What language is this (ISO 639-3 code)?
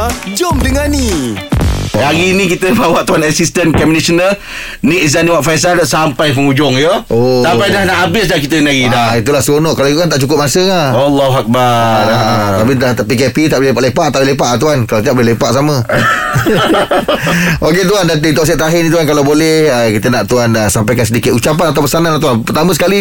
msa